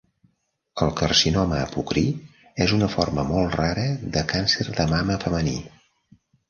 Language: Catalan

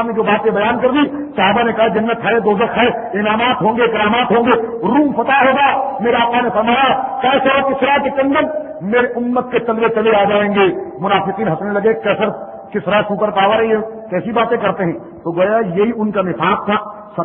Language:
Arabic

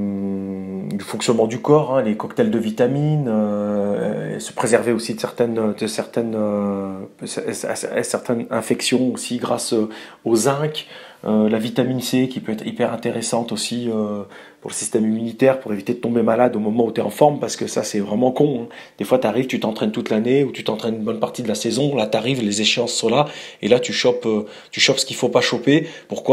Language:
French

